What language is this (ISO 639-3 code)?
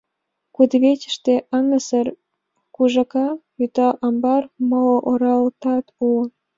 chm